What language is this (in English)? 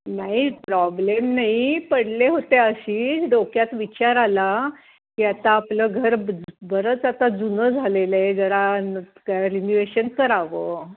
Marathi